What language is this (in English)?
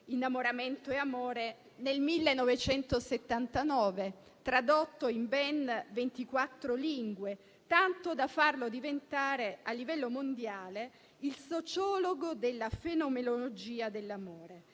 Italian